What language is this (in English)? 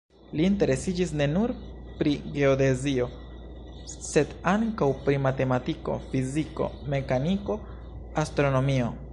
Esperanto